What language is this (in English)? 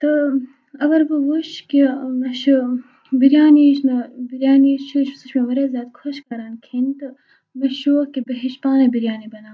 Kashmiri